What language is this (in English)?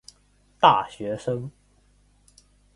Chinese